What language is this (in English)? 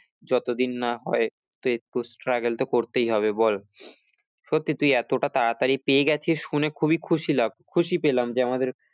Bangla